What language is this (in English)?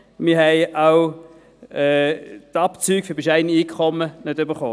Swiss German